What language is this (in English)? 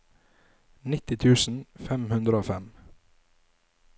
Norwegian